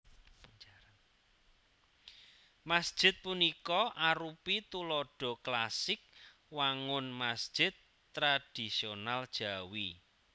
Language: Javanese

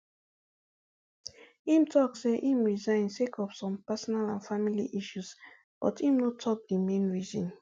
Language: Nigerian Pidgin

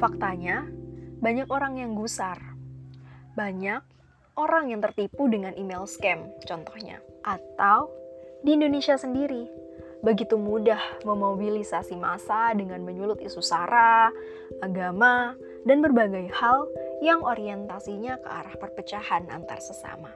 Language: Indonesian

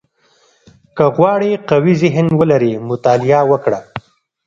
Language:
Pashto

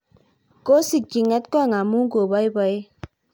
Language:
Kalenjin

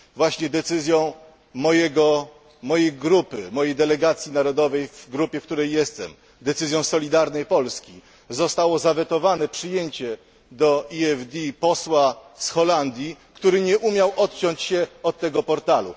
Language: Polish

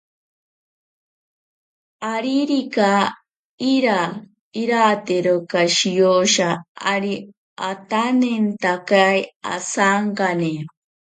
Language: Ashéninka Perené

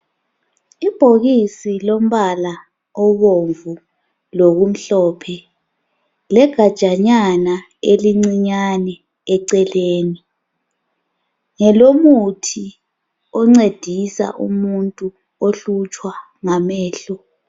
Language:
North Ndebele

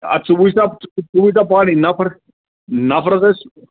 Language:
Kashmiri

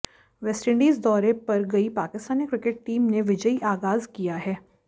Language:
Hindi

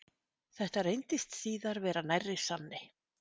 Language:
Icelandic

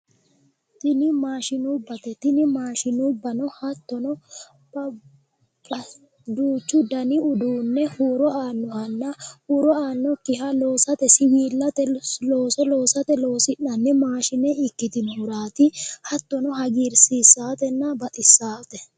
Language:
Sidamo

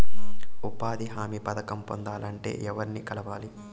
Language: Telugu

